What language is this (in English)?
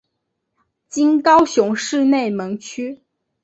Chinese